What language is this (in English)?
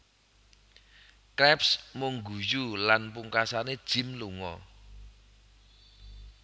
Javanese